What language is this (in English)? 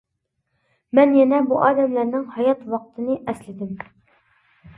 Uyghur